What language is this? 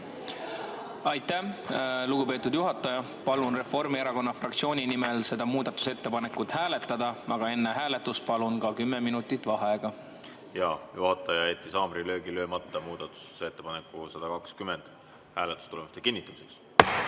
Estonian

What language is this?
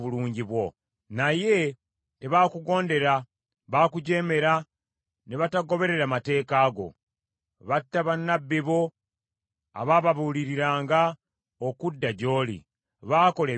Ganda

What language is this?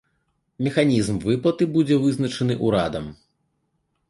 Belarusian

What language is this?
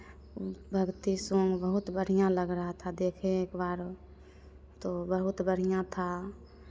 Hindi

